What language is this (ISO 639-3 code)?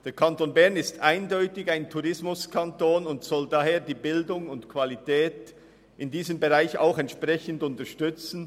gsw